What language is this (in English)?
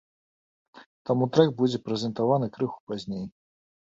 Belarusian